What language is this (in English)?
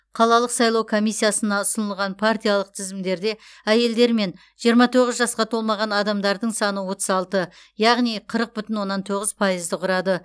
Kazakh